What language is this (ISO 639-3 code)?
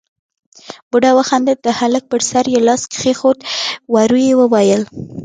pus